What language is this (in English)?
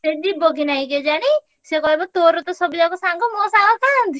Odia